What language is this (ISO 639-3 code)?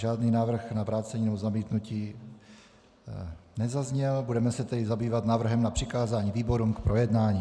ces